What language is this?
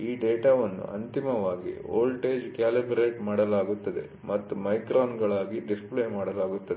Kannada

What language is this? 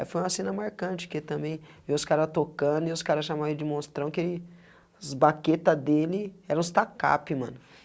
Portuguese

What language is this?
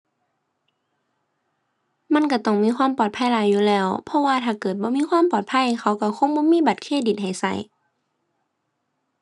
Thai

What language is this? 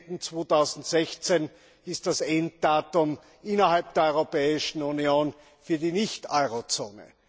German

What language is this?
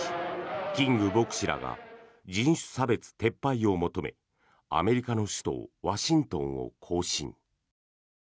Japanese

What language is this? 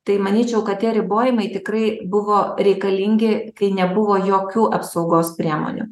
Lithuanian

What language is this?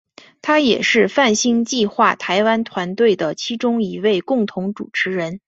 Chinese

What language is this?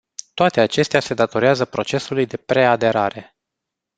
Romanian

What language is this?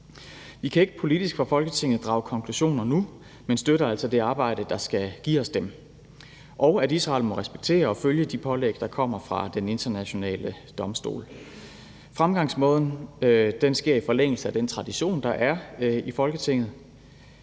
Danish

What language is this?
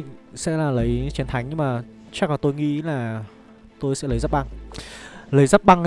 Vietnamese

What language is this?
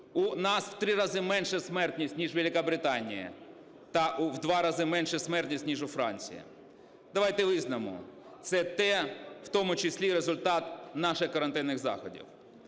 Ukrainian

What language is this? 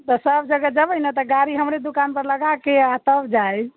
Maithili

